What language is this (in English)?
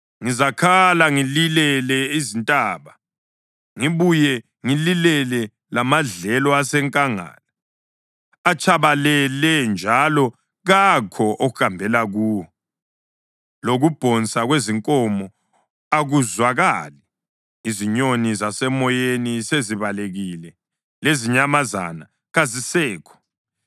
North Ndebele